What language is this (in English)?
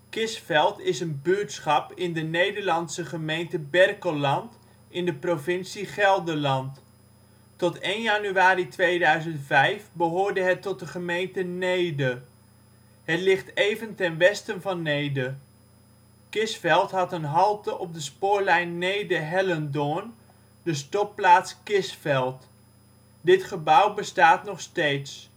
Dutch